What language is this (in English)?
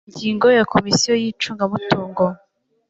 Kinyarwanda